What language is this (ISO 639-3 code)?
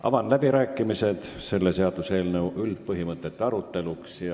est